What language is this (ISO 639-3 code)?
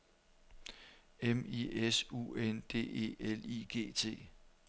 dan